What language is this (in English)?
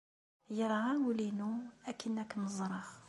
Kabyle